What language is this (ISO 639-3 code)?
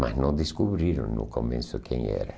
por